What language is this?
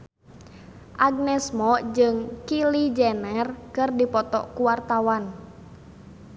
Sundanese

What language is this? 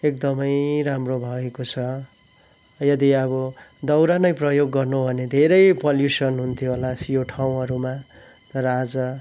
Nepali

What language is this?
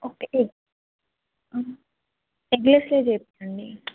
Telugu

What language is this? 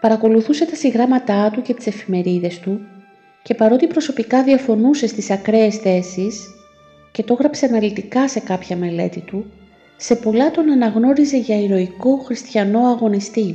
Greek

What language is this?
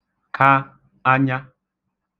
Igbo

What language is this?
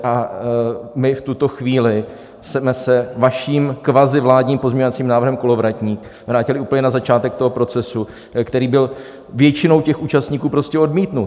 Czech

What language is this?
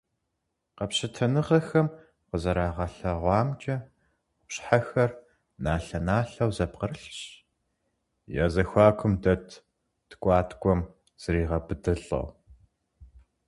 Kabardian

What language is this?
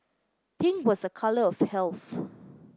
English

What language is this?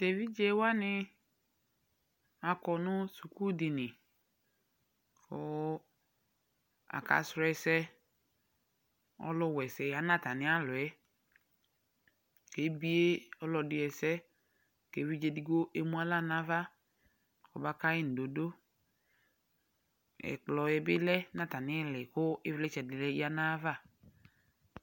Ikposo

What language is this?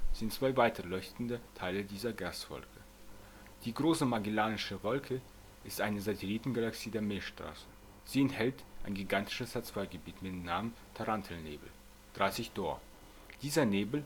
German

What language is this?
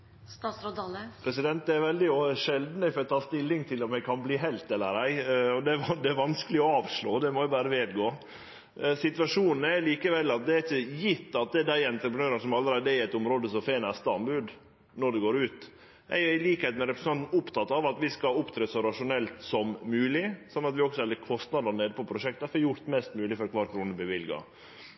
Norwegian Nynorsk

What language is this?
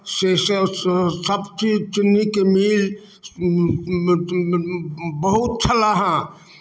Maithili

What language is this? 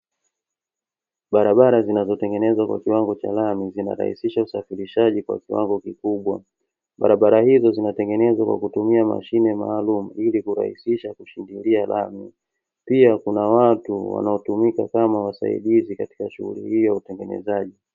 Swahili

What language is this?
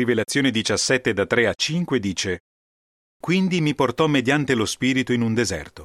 Italian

